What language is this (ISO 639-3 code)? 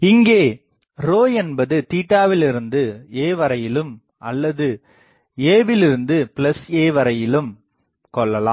tam